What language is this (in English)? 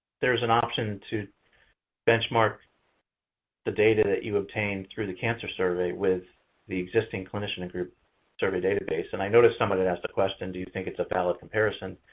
English